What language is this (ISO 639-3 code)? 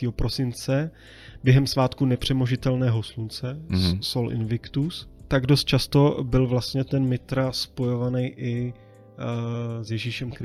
ces